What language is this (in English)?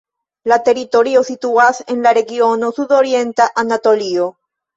Esperanto